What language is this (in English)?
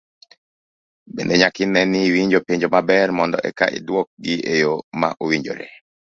Luo (Kenya and Tanzania)